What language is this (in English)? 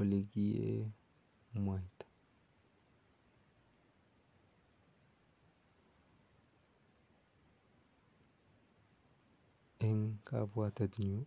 Kalenjin